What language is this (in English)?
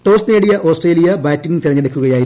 Malayalam